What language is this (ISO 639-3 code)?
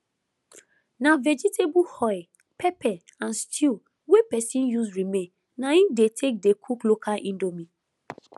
pcm